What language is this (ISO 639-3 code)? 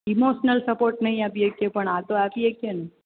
guj